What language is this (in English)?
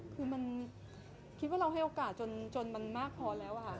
Thai